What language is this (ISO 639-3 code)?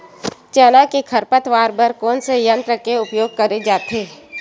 hne